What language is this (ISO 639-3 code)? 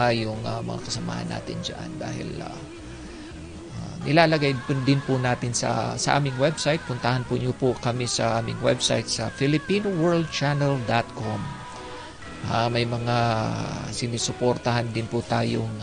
fil